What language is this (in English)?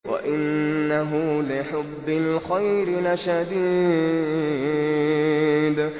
Arabic